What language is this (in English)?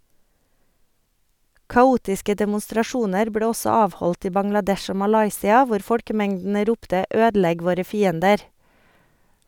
Norwegian